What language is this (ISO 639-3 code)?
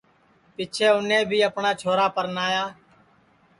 ssi